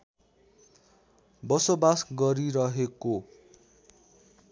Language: Nepali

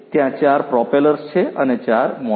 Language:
Gujarati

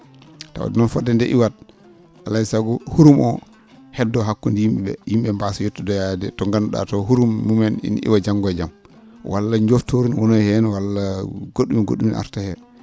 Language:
Fula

